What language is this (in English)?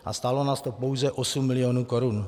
Czech